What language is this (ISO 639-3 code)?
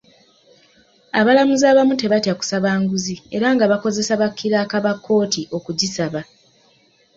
lug